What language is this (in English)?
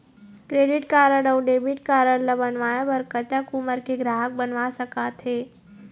Chhattisgarhi